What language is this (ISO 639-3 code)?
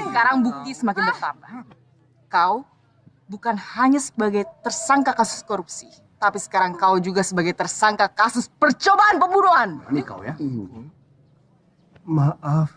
ind